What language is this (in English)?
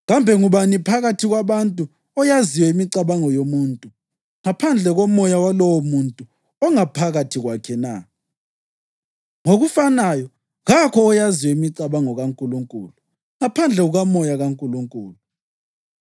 North Ndebele